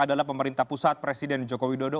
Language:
Indonesian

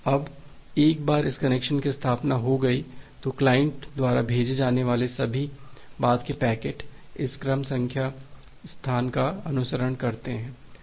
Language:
Hindi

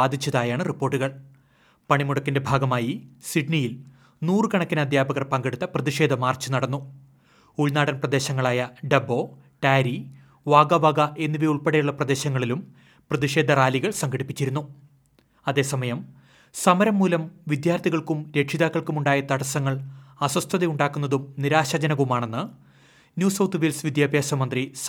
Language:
Malayalam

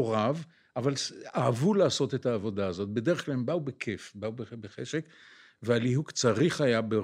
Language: Hebrew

